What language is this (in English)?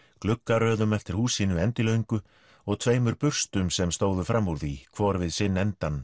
Icelandic